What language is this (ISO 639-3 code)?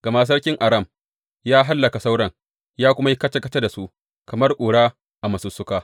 hau